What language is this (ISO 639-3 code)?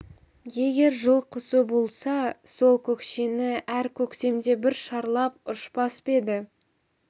kaz